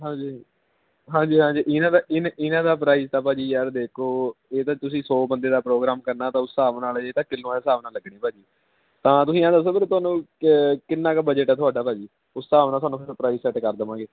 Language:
Punjabi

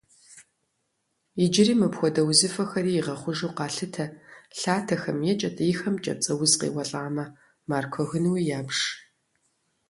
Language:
Kabardian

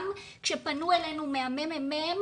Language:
Hebrew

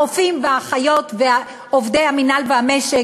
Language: Hebrew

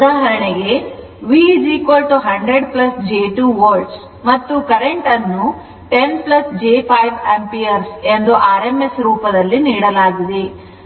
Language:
Kannada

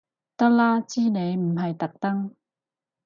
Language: Cantonese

